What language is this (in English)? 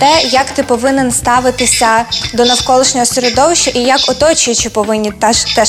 Ukrainian